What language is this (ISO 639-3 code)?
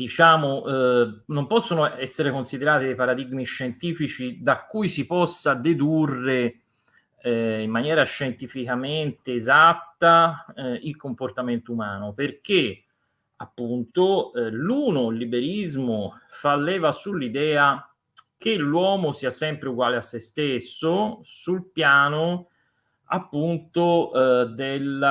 ita